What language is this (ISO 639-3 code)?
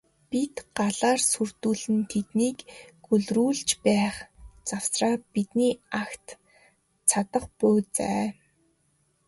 mon